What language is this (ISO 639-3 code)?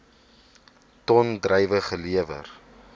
afr